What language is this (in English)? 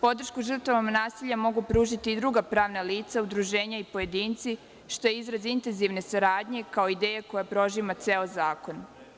Serbian